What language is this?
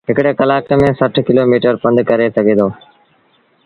Sindhi Bhil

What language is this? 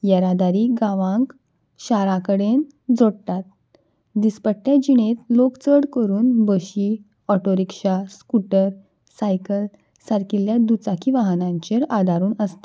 Konkani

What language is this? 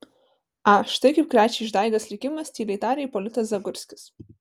Lithuanian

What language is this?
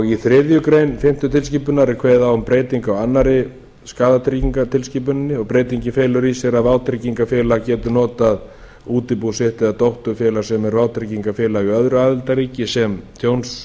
Icelandic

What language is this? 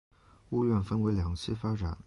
Chinese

